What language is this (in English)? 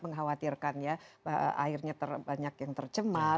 Indonesian